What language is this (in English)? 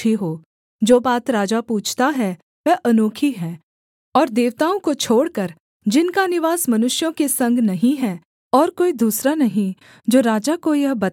Hindi